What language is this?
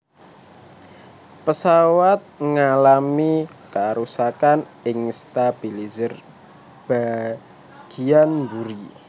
Javanese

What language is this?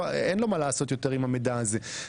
Hebrew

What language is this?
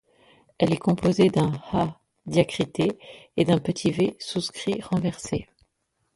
French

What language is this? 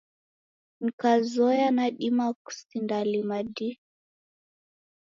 Taita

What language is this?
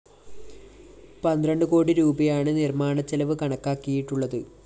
Malayalam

